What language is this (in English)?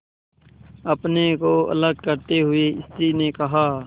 Hindi